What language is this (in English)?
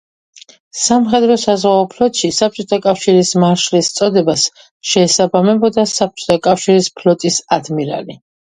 Georgian